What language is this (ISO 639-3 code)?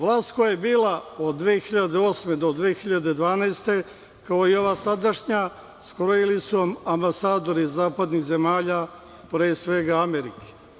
srp